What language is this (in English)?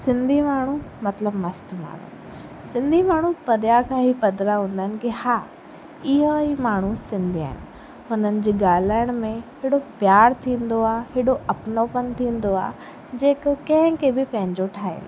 Sindhi